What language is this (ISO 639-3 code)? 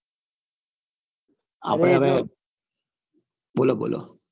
guj